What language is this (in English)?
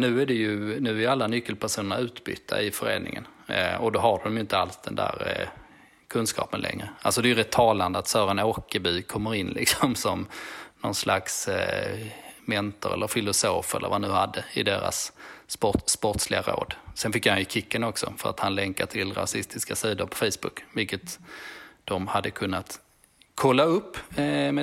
Swedish